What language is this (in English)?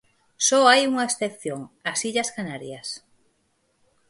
Galician